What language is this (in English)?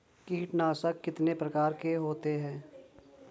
Hindi